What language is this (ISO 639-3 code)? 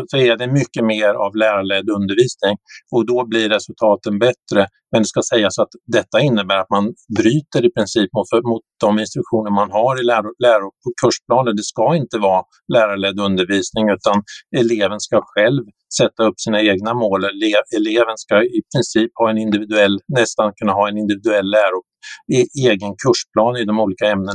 swe